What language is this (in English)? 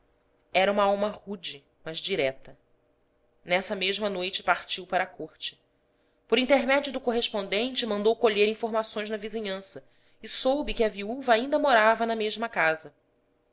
Portuguese